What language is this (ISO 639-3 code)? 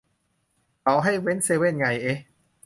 tha